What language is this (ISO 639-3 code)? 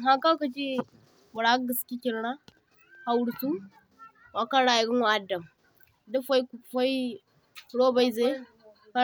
dje